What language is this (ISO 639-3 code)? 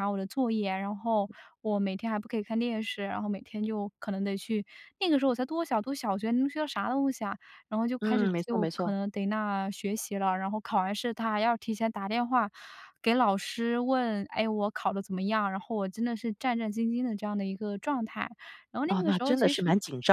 zho